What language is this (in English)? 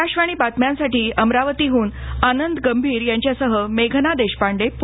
Marathi